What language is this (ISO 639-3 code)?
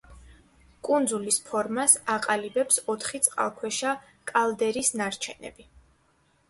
kat